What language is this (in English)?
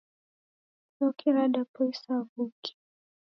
Taita